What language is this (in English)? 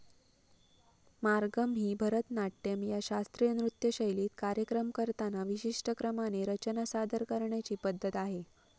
Marathi